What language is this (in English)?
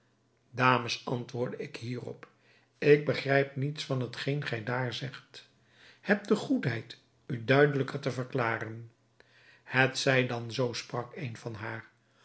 Dutch